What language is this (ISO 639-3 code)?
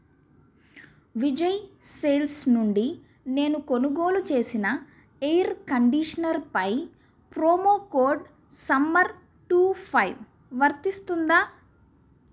tel